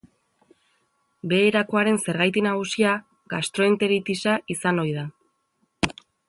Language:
Basque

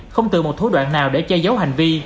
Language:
Vietnamese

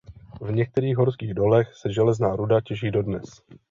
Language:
Czech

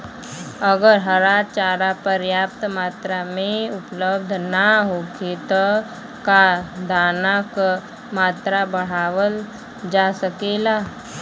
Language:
Bhojpuri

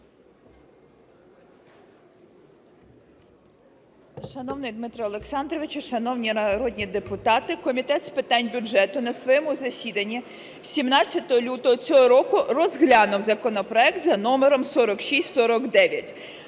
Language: Ukrainian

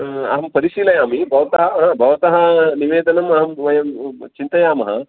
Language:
Sanskrit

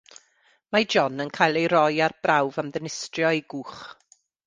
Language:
Welsh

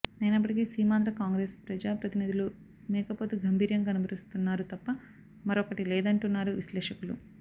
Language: Telugu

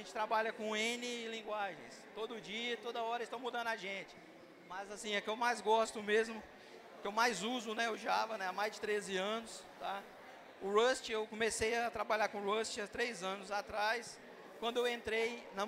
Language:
Portuguese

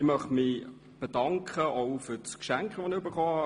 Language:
Swiss German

